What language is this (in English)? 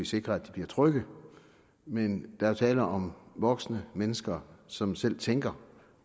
Danish